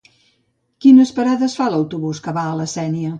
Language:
Catalan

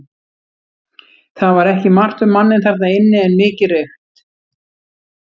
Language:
Icelandic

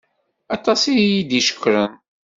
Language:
Kabyle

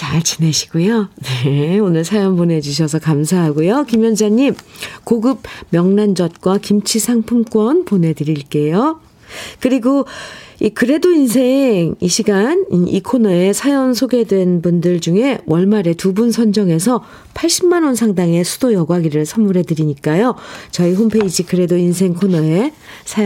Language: Korean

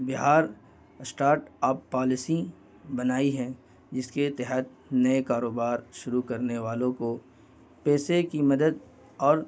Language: Urdu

